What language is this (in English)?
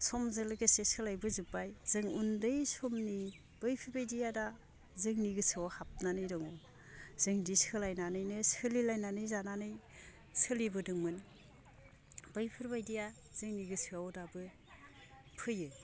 Bodo